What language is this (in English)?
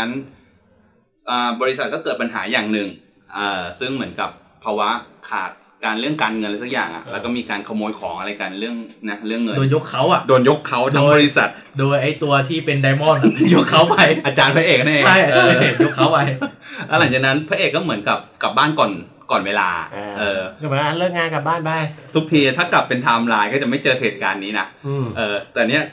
Thai